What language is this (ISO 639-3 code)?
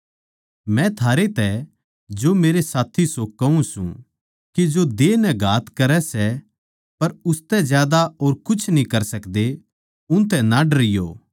bgc